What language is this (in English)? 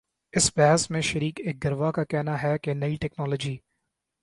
Urdu